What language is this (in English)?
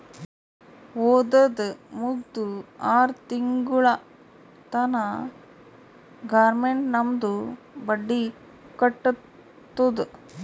Kannada